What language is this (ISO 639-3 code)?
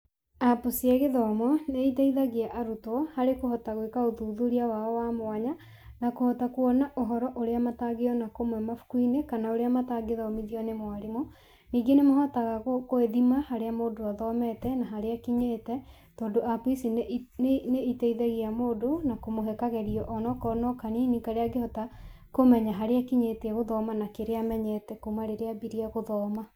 kik